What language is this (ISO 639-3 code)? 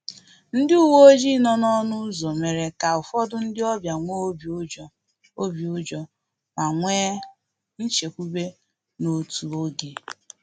ibo